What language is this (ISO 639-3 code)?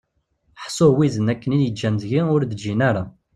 kab